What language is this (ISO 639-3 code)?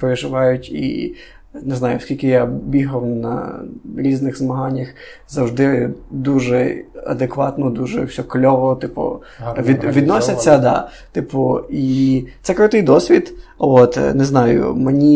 ukr